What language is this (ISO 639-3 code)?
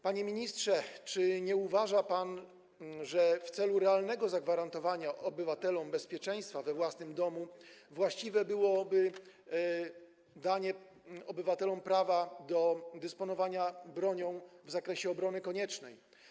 pol